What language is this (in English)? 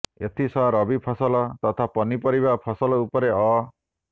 Odia